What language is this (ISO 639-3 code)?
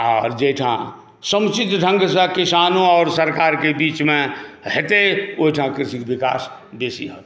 mai